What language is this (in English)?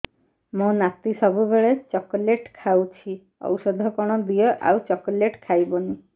Odia